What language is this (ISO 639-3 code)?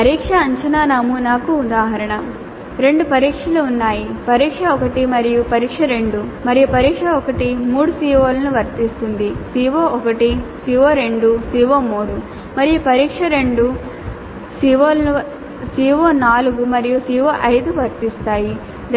tel